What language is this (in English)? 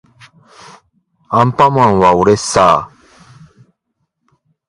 Japanese